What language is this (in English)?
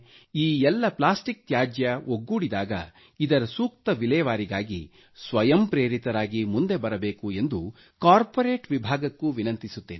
Kannada